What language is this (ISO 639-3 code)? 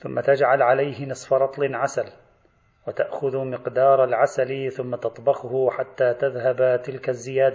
ara